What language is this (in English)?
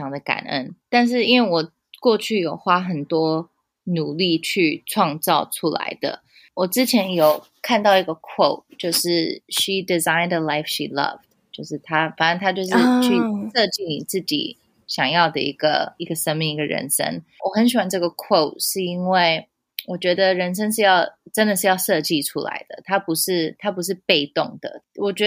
Chinese